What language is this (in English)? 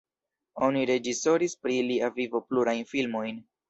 Esperanto